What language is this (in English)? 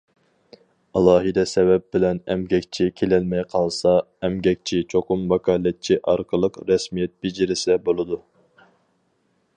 Uyghur